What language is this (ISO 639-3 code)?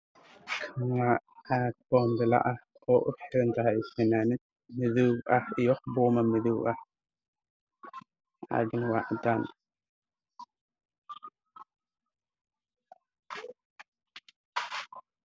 som